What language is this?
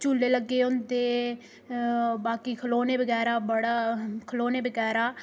Dogri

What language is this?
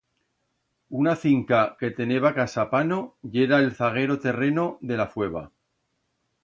Aragonese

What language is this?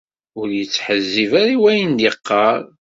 Kabyle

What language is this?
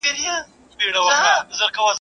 Pashto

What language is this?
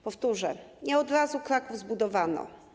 Polish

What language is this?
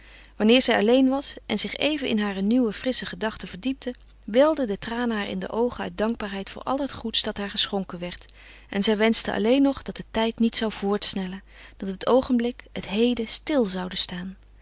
Dutch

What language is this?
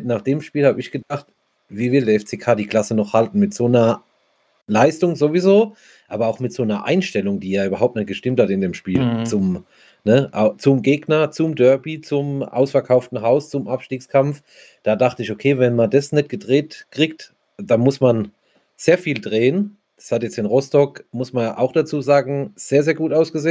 German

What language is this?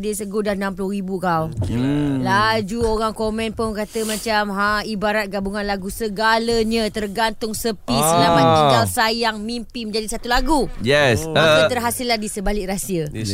Malay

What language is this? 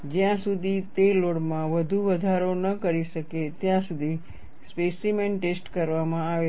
Gujarati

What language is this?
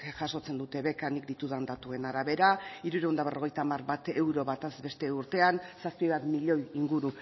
Basque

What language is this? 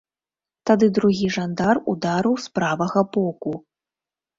Belarusian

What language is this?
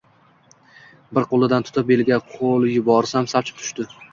Uzbek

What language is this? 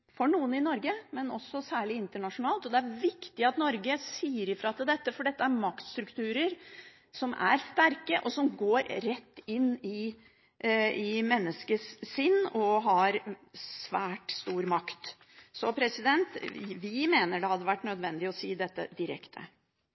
Norwegian Bokmål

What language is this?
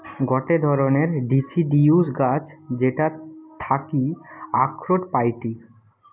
Bangla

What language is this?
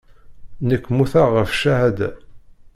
Kabyle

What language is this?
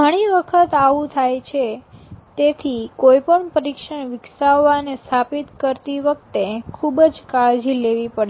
Gujarati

